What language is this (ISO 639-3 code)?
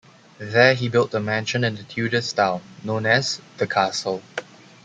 eng